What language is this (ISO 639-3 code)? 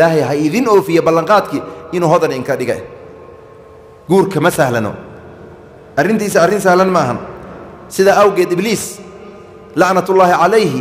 ara